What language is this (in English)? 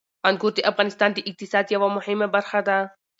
Pashto